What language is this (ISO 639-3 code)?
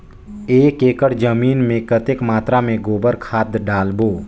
hne